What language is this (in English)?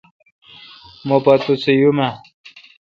Kalkoti